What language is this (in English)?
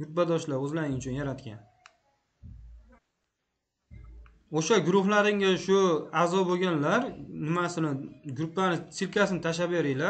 Turkish